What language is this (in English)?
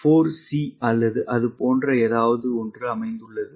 Tamil